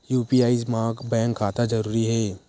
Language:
Chhattisgarhi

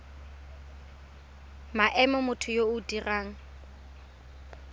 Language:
Tswana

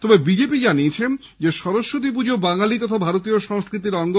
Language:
Bangla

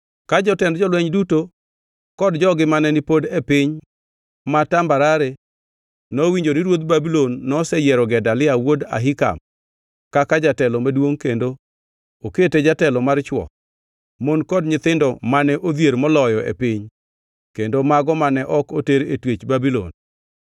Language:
Luo (Kenya and Tanzania)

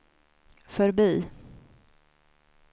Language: Swedish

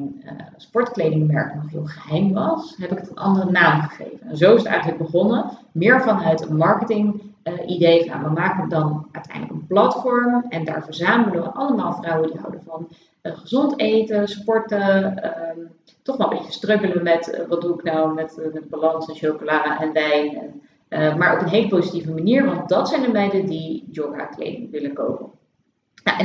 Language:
Dutch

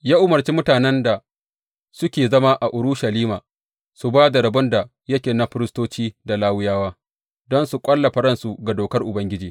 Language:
Hausa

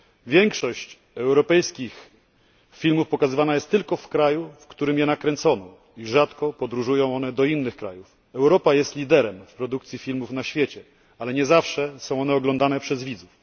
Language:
Polish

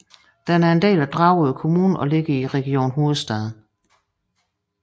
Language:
Danish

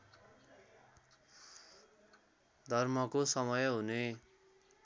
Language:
Nepali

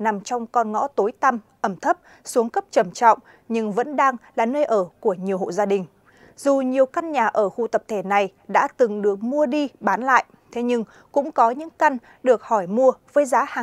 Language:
Vietnamese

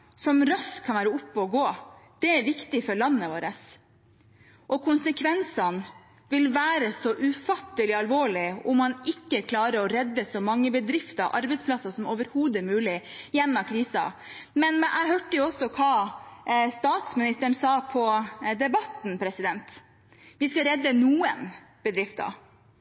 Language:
Norwegian Bokmål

